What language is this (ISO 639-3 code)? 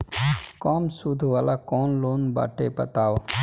bho